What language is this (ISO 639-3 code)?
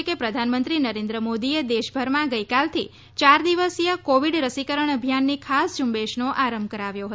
guj